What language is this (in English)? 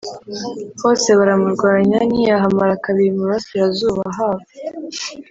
Kinyarwanda